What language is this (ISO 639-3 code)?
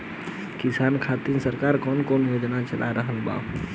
bho